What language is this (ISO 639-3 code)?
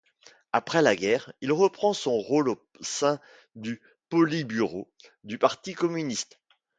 fra